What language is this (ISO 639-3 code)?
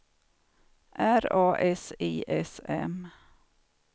swe